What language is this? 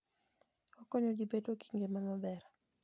Luo (Kenya and Tanzania)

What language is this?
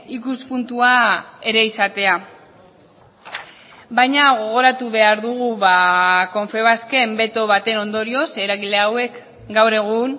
Basque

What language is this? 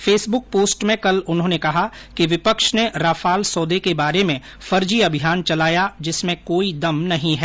Hindi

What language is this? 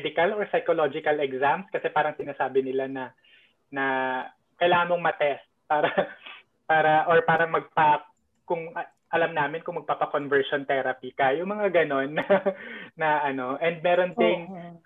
Filipino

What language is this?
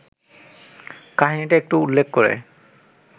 Bangla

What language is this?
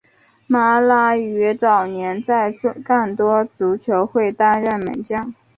Chinese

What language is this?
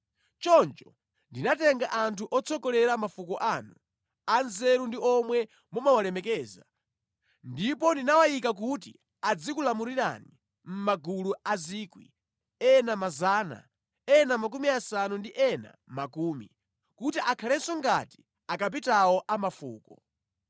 Nyanja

